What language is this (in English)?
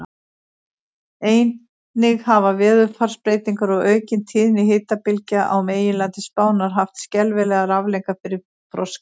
Icelandic